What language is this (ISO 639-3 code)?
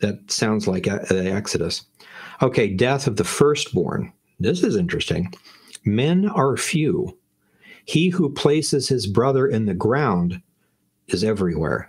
eng